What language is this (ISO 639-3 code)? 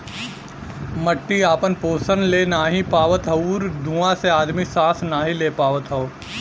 bho